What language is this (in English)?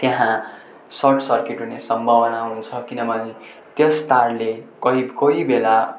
Nepali